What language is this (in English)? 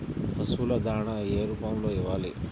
Telugu